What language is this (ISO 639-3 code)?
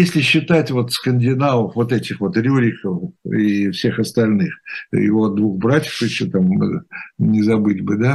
rus